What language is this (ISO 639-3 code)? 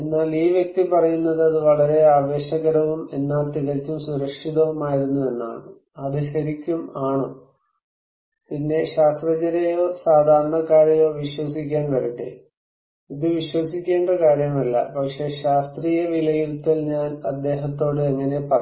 mal